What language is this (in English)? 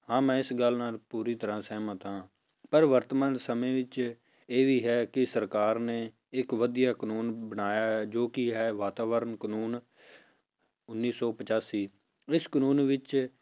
Punjabi